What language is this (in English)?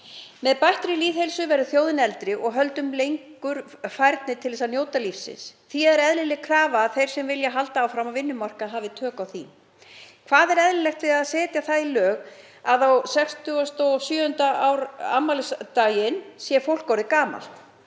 Icelandic